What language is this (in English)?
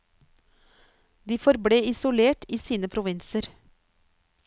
Norwegian